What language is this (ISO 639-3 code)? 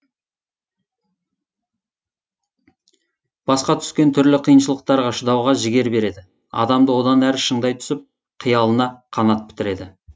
kaz